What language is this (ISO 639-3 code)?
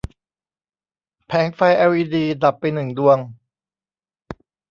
tha